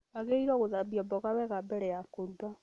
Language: Kikuyu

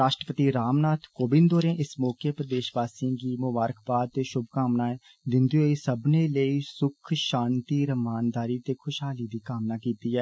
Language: Dogri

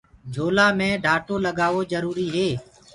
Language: Gurgula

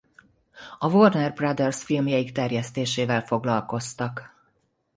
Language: Hungarian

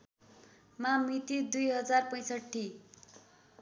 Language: Nepali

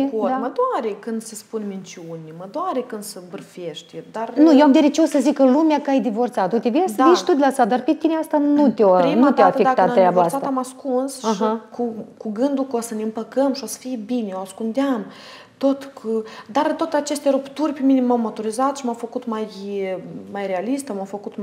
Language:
Romanian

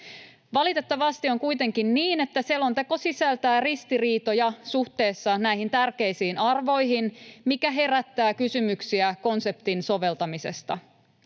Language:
Finnish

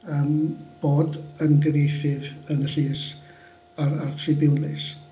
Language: Welsh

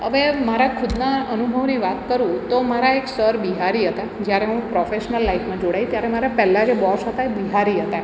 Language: Gujarati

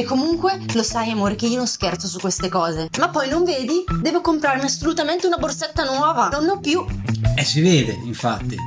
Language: Italian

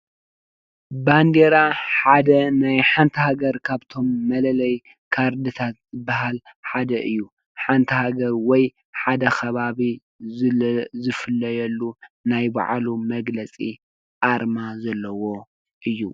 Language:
Tigrinya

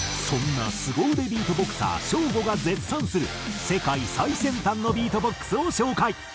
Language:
Japanese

